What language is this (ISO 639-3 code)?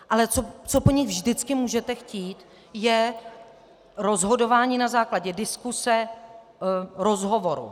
ces